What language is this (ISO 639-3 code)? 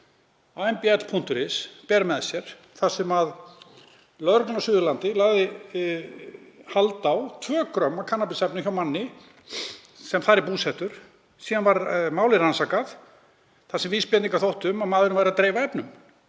isl